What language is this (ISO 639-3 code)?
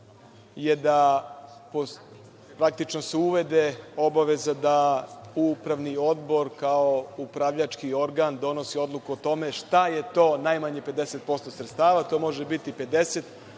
srp